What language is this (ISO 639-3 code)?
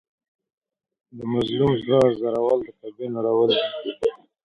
pus